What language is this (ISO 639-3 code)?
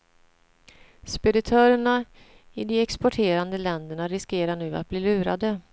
swe